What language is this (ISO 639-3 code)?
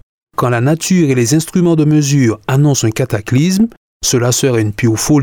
fra